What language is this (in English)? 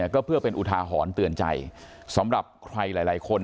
Thai